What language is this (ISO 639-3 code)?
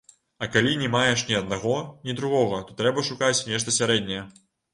bel